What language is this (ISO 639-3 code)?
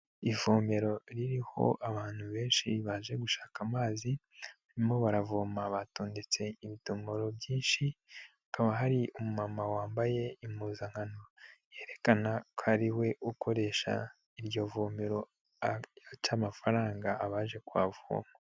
kin